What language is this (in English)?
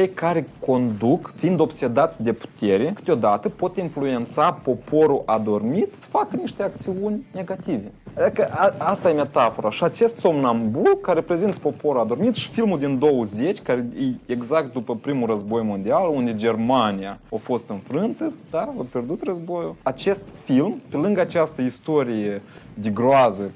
Romanian